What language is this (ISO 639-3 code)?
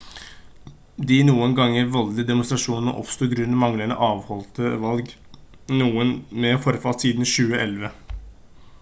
nob